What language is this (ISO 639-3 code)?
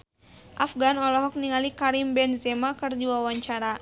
sun